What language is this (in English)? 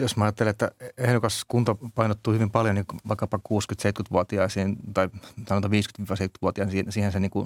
Finnish